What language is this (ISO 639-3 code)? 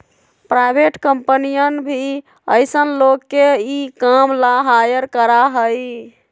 mag